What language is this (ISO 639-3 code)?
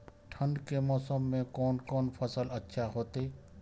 mai